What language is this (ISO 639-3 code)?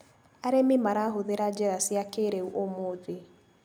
kik